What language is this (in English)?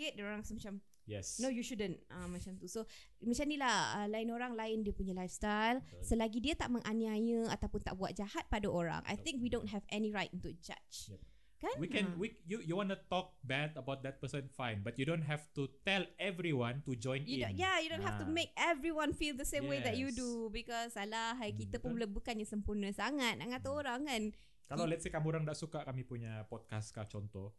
Malay